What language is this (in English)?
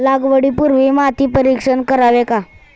Marathi